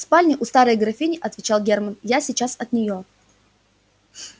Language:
Russian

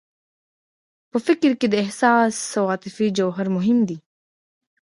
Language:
Pashto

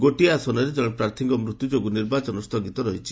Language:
Odia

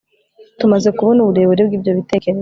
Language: Kinyarwanda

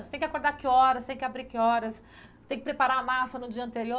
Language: Portuguese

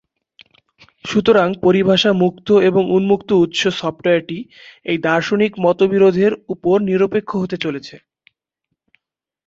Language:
Bangla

